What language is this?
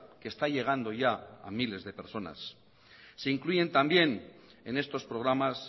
Spanish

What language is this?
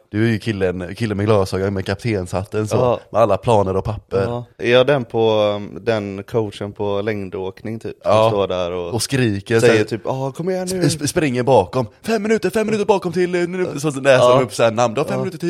Swedish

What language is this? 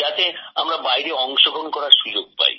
Bangla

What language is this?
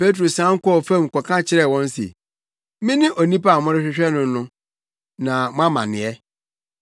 Akan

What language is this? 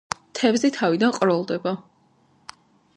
Georgian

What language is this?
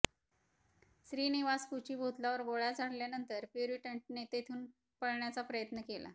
Marathi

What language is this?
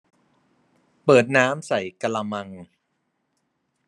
Thai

